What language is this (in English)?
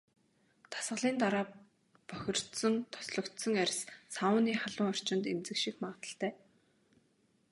Mongolian